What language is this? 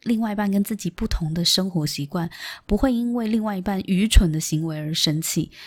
Chinese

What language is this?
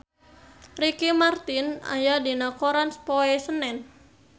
Sundanese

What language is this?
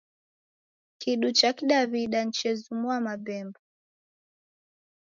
Taita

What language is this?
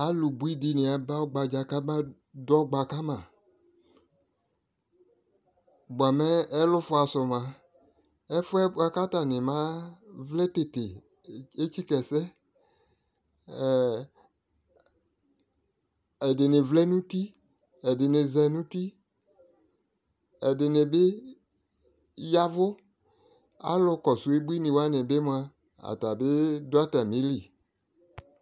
Ikposo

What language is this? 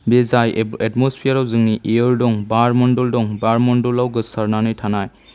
Bodo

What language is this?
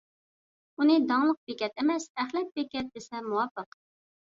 Uyghur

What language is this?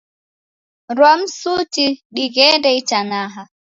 Taita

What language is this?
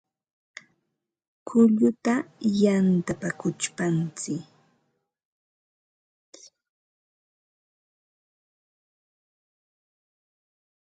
Ambo-Pasco Quechua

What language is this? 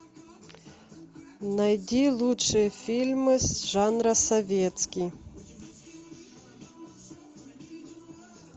Russian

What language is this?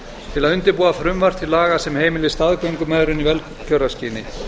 Icelandic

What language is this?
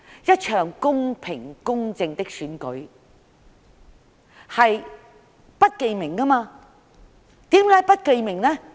Cantonese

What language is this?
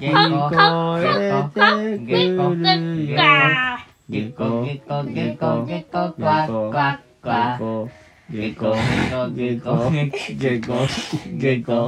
Japanese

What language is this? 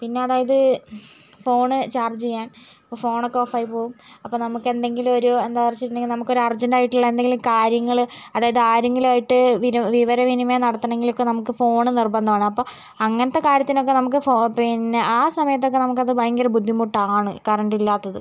Malayalam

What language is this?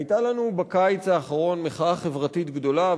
Hebrew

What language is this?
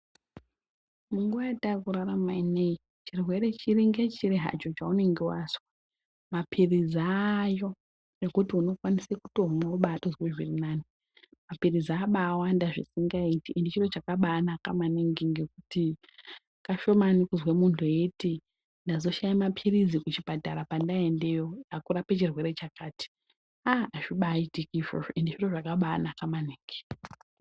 Ndau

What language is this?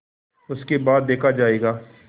Hindi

